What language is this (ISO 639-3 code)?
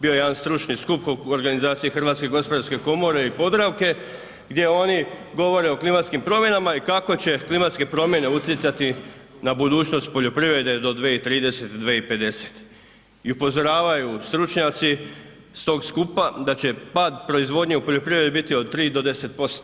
hrv